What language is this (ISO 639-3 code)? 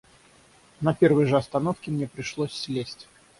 rus